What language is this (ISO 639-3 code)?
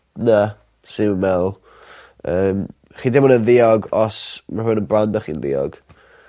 cym